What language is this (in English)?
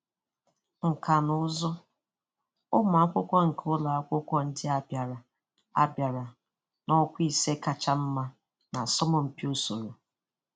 Igbo